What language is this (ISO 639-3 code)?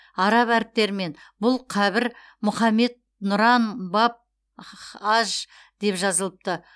kaz